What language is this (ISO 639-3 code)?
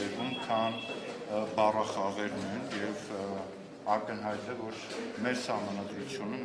ron